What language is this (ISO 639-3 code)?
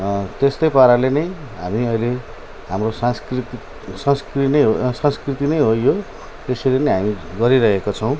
nep